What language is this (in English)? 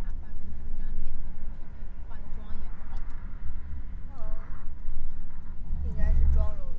Chinese